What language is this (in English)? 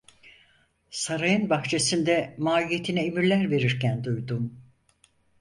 Turkish